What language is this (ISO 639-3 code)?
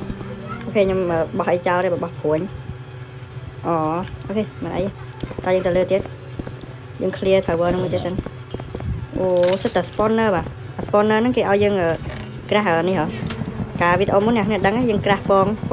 tha